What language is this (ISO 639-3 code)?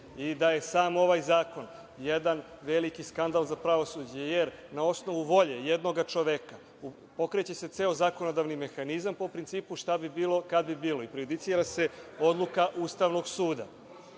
srp